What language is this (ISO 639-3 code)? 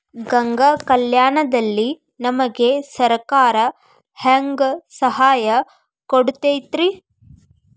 kan